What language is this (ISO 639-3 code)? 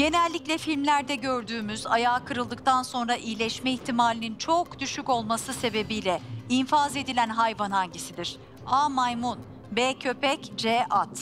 tur